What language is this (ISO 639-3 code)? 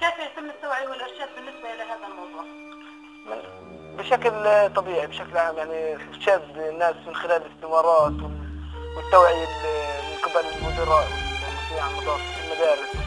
ara